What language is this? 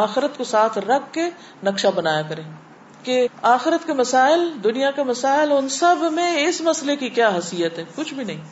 Urdu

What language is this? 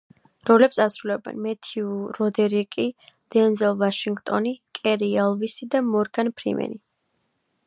Georgian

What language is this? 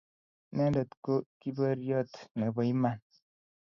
Kalenjin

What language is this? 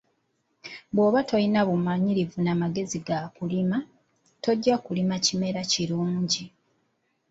Ganda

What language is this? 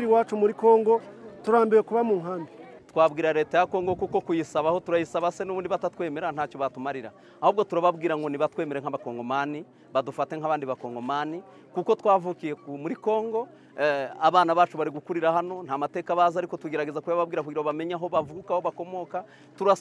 Turkish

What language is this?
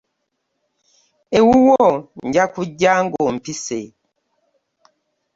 Ganda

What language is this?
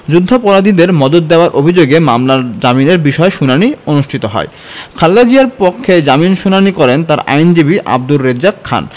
Bangla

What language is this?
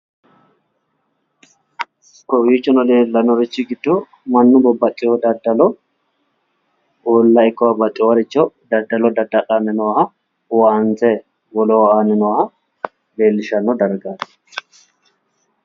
Sidamo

